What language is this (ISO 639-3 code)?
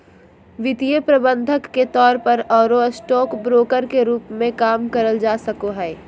mag